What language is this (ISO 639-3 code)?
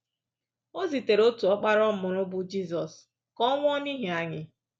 ibo